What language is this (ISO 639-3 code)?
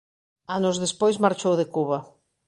glg